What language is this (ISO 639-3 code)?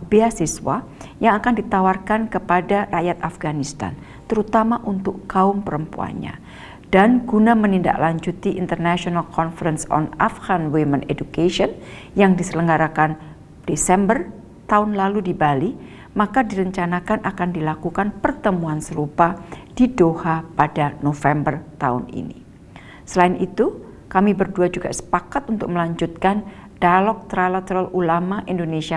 ind